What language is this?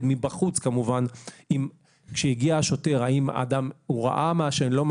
Hebrew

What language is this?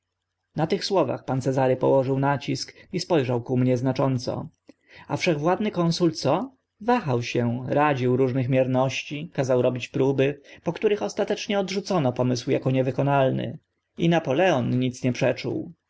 Polish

